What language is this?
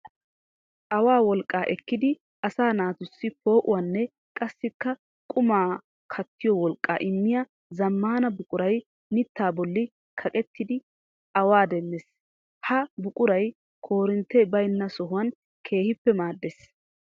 Wolaytta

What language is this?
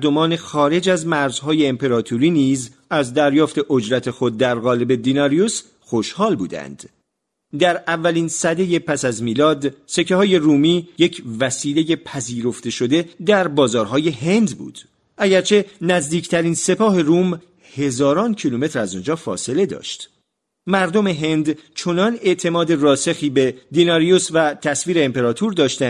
Persian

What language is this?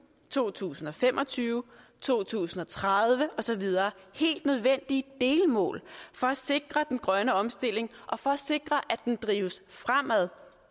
Danish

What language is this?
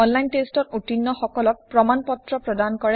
Assamese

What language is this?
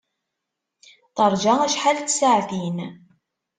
Kabyle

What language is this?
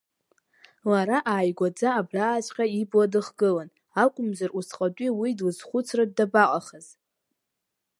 Abkhazian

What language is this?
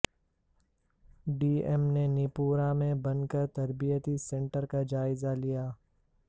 Urdu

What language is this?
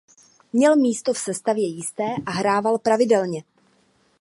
Czech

